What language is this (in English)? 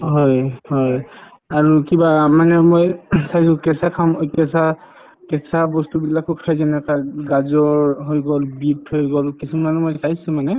Assamese